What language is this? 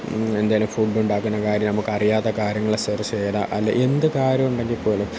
Malayalam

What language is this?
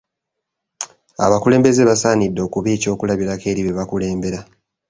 Ganda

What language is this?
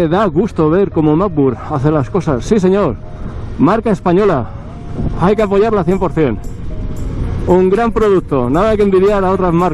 Spanish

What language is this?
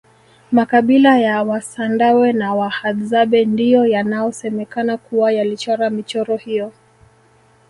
Swahili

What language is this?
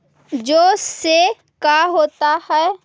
Magahi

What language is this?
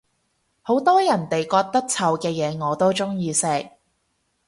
Cantonese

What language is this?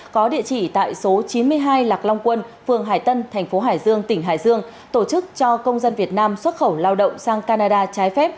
Vietnamese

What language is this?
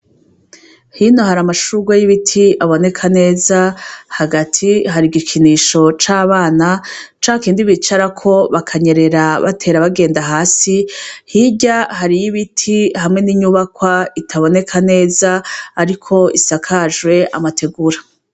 Rundi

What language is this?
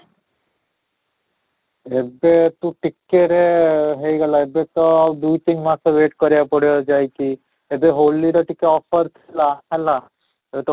Odia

